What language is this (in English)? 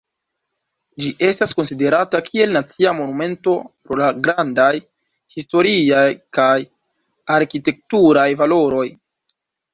Esperanto